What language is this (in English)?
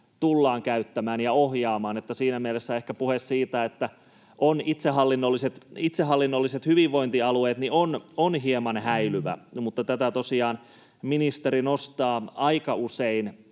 Finnish